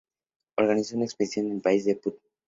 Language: Spanish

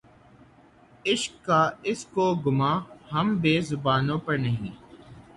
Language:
Urdu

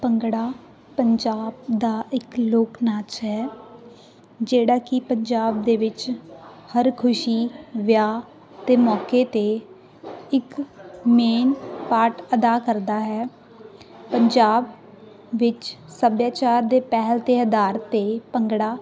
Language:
Punjabi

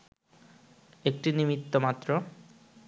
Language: Bangla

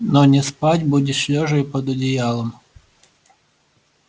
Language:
Russian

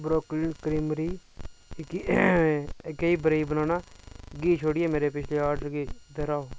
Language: Dogri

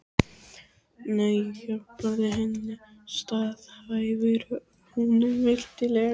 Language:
Icelandic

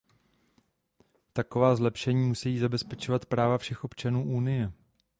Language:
Czech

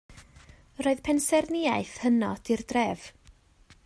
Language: Welsh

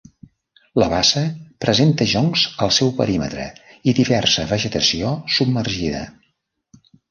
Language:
Catalan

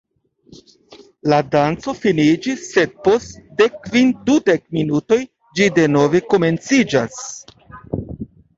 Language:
Esperanto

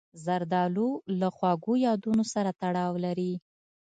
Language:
Pashto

